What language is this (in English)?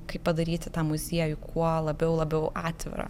Lithuanian